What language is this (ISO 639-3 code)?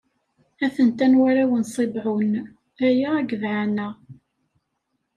kab